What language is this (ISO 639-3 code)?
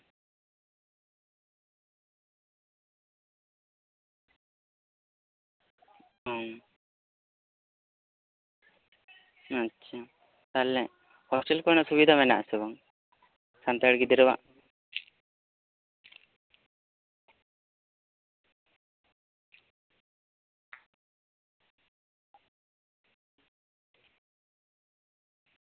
sat